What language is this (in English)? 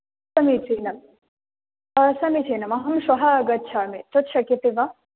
Sanskrit